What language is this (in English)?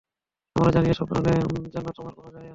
Bangla